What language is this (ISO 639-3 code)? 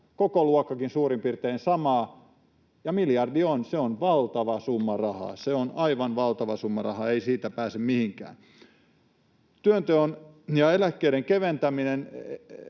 fin